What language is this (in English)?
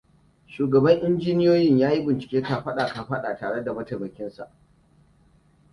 Hausa